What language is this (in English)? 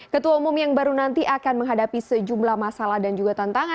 Indonesian